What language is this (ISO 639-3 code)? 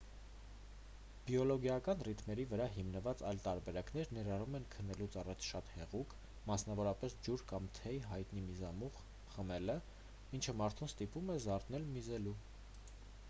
hye